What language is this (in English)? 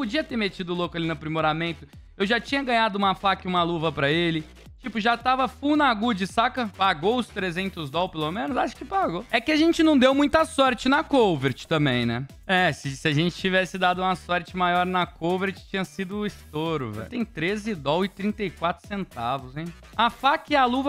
Portuguese